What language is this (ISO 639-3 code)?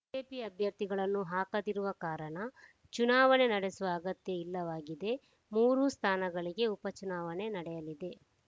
kan